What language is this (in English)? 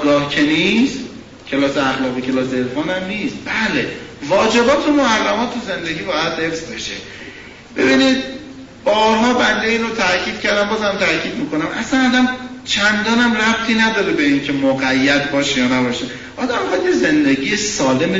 Persian